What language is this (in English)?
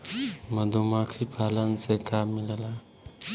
Bhojpuri